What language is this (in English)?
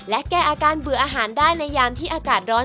Thai